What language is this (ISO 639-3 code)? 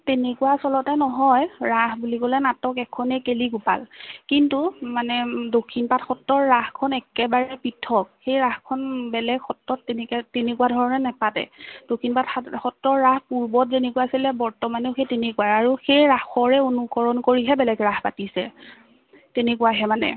asm